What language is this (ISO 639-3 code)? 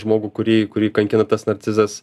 lit